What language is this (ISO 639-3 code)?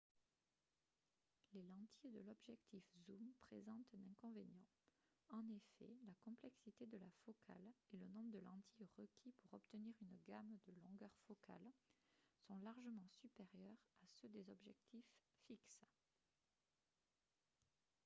fra